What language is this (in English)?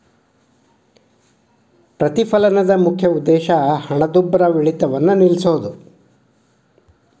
Kannada